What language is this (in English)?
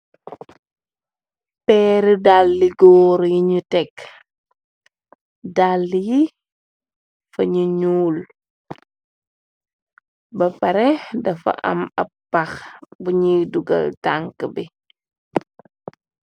Wolof